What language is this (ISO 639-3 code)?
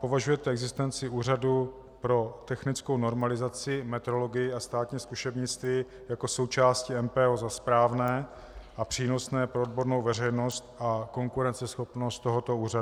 ces